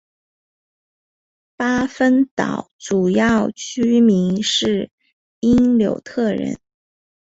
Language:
Chinese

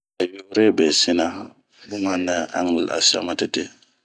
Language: Bomu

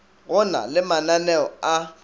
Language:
Northern Sotho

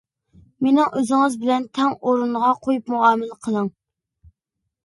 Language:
Uyghur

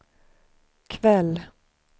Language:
Swedish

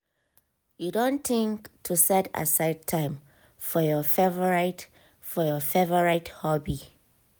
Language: Nigerian Pidgin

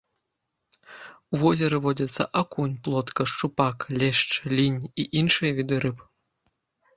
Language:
Belarusian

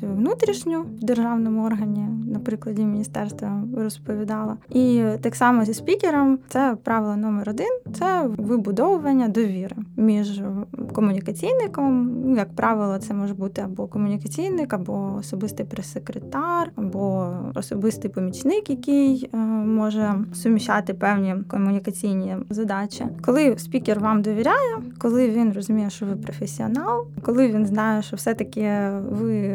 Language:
Ukrainian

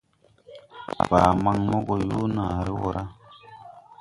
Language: Tupuri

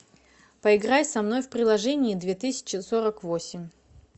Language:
Russian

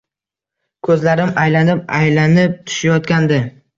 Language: Uzbek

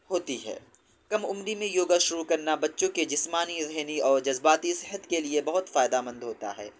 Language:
Urdu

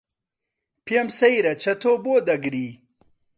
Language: Central Kurdish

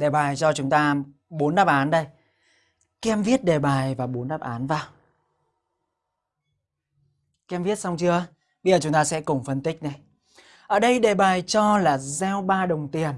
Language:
Vietnamese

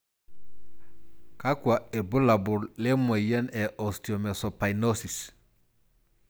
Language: Masai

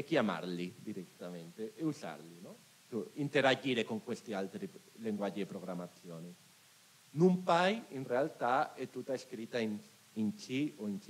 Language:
Italian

